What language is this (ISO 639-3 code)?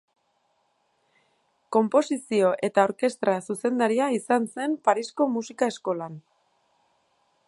eus